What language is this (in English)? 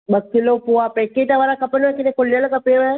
Sindhi